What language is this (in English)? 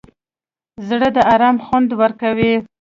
Pashto